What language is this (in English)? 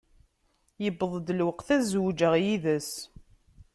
Kabyle